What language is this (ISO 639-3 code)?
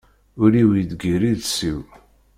kab